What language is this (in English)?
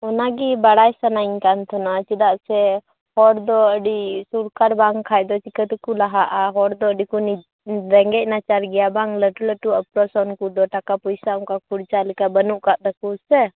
Santali